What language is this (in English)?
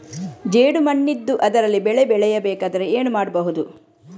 Kannada